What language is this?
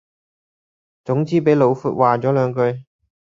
Cantonese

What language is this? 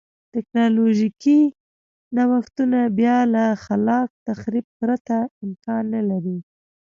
Pashto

